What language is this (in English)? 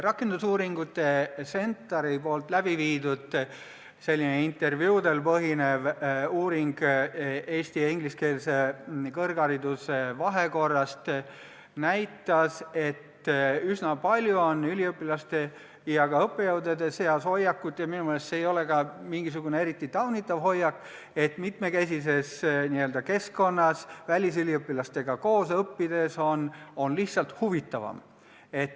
Estonian